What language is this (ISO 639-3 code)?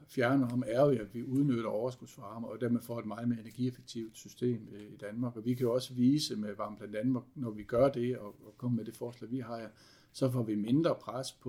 dan